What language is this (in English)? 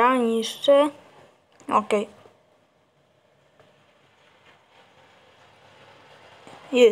Polish